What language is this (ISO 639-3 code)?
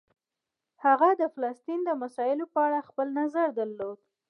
pus